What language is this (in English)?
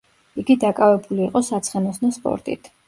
Georgian